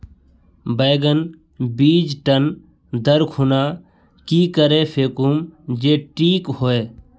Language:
Magahi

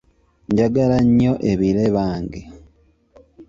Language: Ganda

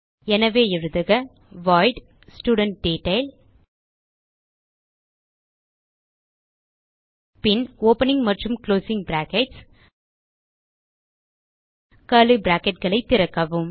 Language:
Tamil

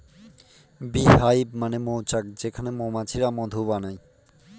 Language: Bangla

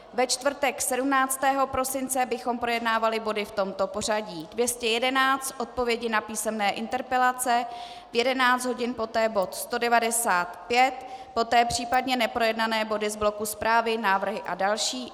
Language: Czech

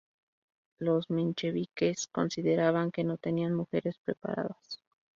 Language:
Spanish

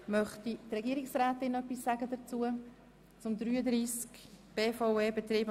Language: Swiss German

